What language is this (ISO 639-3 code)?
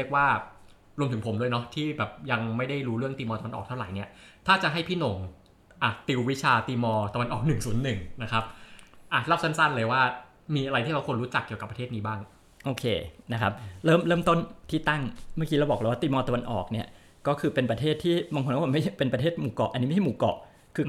tha